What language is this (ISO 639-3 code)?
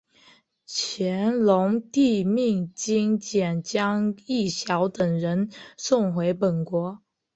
zho